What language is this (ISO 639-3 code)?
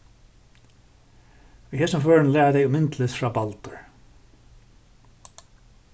fao